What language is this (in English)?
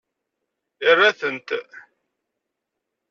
Kabyle